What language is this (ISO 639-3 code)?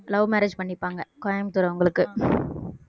tam